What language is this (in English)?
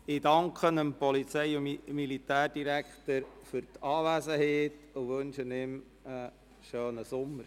Swiss German